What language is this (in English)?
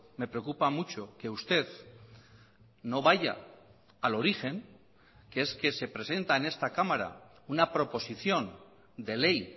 Spanish